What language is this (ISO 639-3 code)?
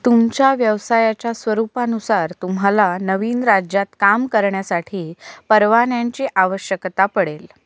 mar